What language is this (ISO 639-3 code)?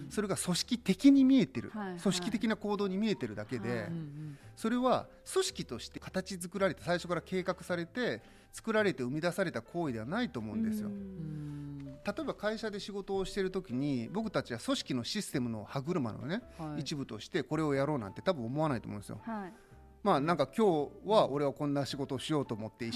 jpn